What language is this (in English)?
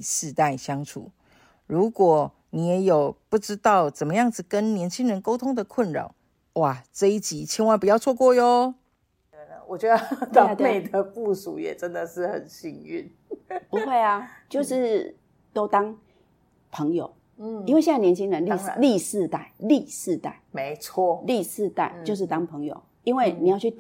Chinese